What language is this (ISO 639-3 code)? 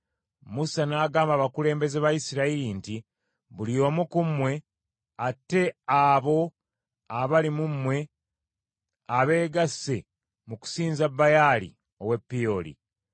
lug